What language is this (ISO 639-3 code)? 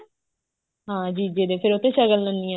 pan